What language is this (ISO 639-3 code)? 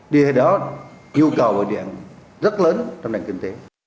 vie